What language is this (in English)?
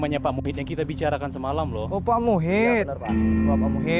Indonesian